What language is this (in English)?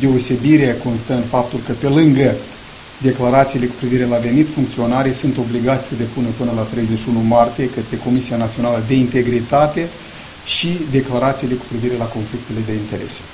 Romanian